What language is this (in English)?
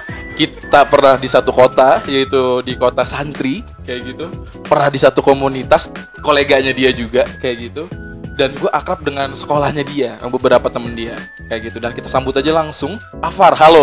Indonesian